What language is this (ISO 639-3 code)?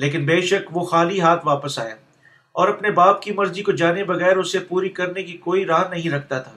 urd